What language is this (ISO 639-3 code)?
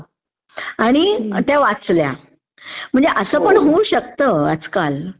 mar